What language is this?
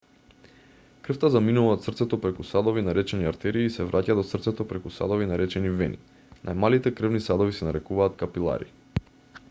Macedonian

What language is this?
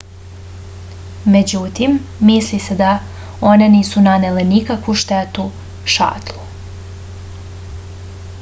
Serbian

